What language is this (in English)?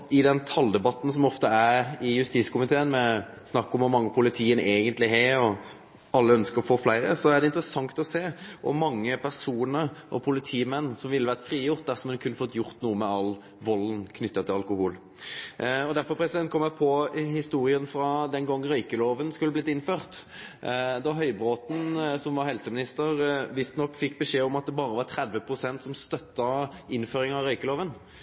Norwegian Nynorsk